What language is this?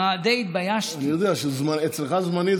Hebrew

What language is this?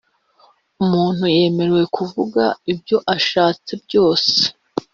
Kinyarwanda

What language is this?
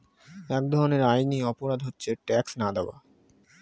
Bangla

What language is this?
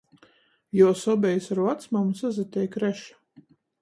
Latgalian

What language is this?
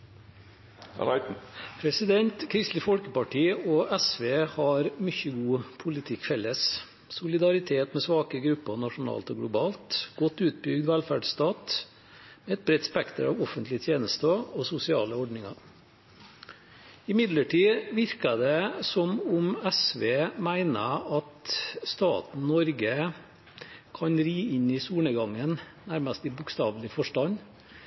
Norwegian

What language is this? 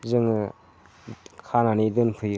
Bodo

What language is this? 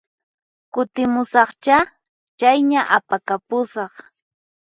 Puno Quechua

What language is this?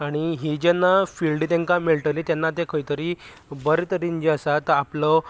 Konkani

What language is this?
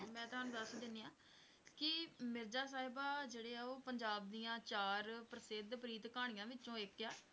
Punjabi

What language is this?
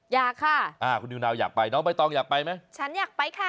Thai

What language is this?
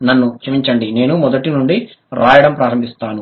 Telugu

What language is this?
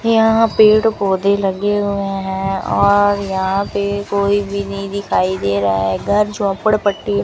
Hindi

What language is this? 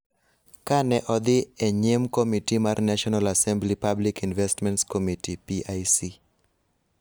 Luo (Kenya and Tanzania)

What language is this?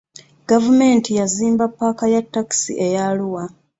Ganda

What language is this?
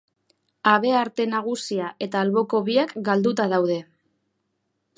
Basque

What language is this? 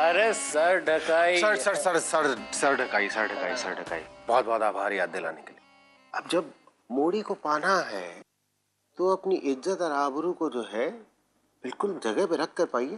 Hindi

